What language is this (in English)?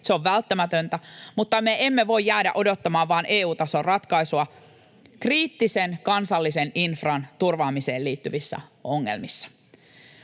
Finnish